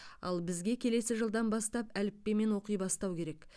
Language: Kazakh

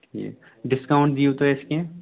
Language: Kashmiri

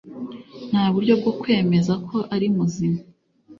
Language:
Kinyarwanda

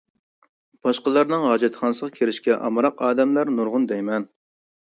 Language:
Uyghur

